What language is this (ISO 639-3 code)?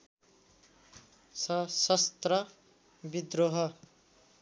nep